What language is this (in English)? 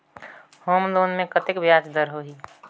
Chhattisgarhi